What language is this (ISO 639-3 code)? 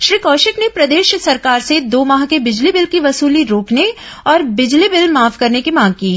hin